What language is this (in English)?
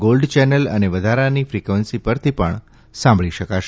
Gujarati